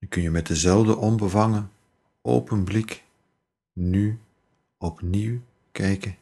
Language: Dutch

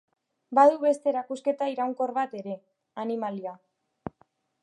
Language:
Basque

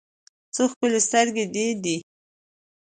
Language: Pashto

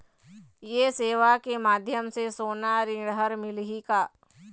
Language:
Chhattisgarhi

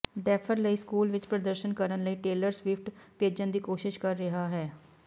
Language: Punjabi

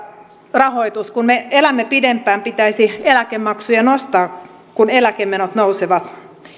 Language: Finnish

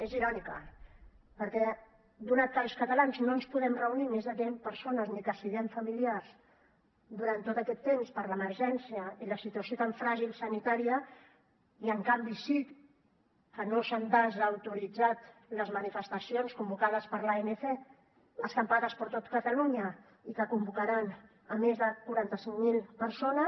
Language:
Catalan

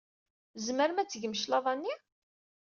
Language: Kabyle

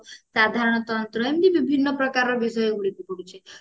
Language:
Odia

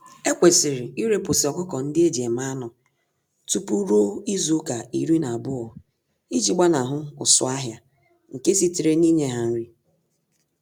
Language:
Igbo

